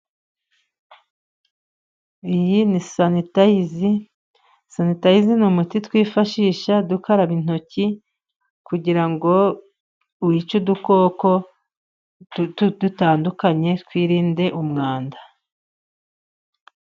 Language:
Kinyarwanda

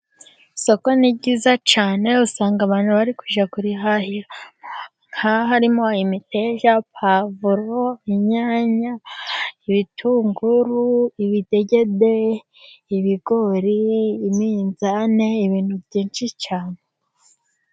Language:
Kinyarwanda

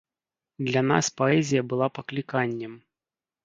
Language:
Belarusian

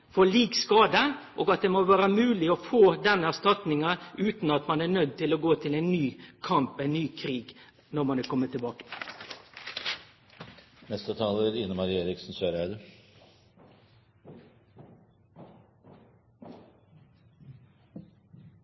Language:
Norwegian Nynorsk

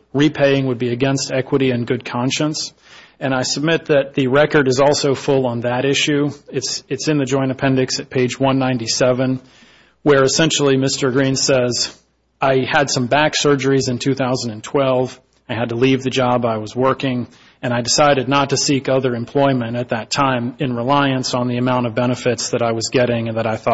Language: English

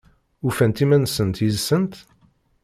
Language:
Kabyle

